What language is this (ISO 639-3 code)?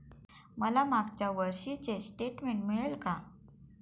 mar